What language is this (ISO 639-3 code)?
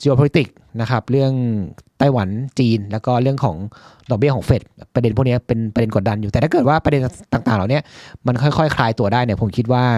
tha